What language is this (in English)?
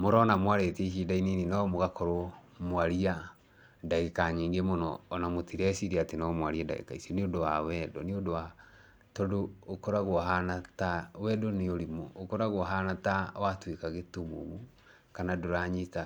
Kikuyu